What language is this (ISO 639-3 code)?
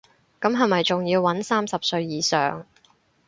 yue